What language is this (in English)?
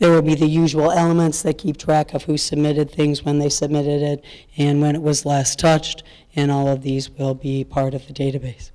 English